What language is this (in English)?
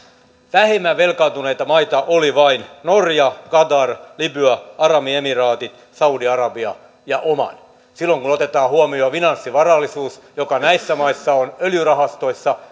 Finnish